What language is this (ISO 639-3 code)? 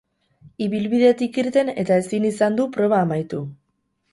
eus